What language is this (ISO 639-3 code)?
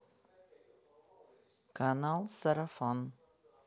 rus